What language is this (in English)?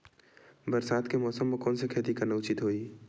Chhattisgarhi